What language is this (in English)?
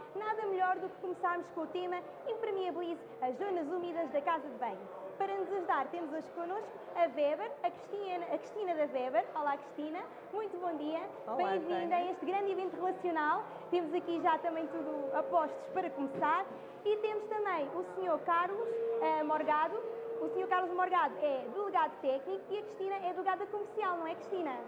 Portuguese